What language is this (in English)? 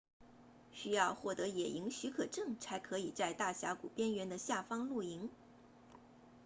Chinese